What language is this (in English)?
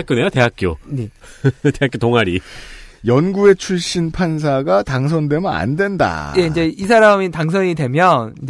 Korean